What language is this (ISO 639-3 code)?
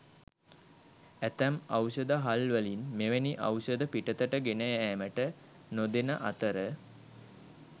sin